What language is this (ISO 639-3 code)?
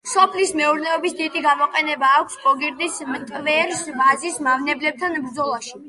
kat